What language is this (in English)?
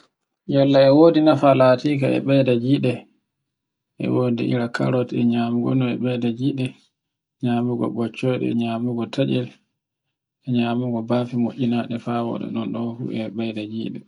Borgu Fulfulde